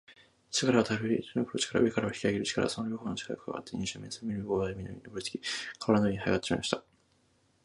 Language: Japanese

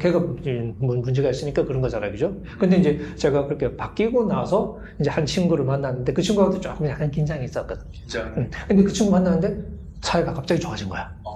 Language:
Korean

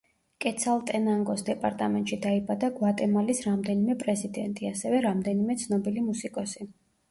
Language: Georgian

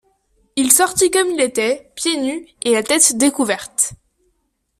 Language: French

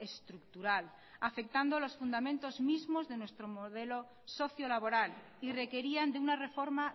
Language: Spanish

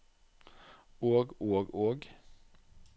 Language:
Norwegian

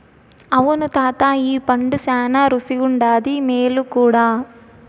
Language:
Telugu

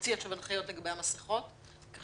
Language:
Hebrew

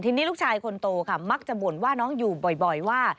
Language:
Thai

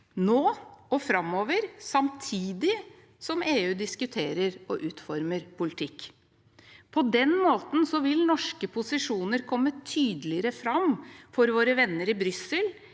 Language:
Norwegian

